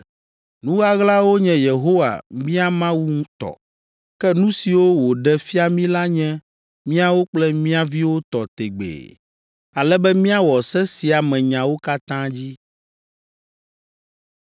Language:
Ewe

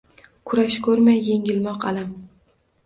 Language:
Uzbek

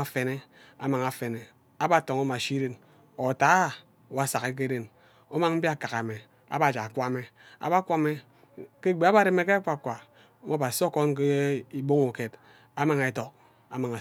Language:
Ubaghara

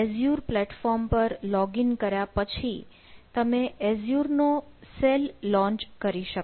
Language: Gujarati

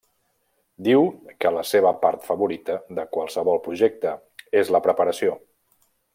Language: Catalan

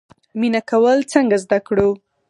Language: Pashto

